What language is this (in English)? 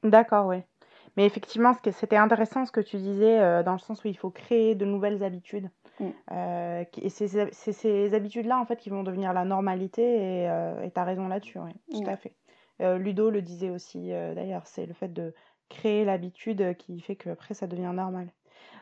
French